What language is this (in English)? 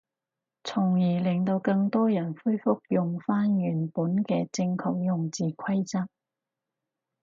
Cantonese